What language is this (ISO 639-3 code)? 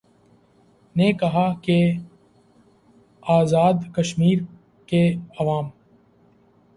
urd